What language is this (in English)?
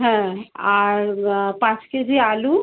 Bangla